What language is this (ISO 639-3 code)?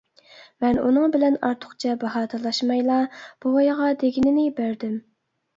uig